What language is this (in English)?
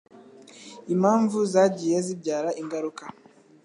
Kinyarwanda